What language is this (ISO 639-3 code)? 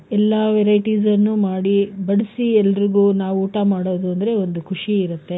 kan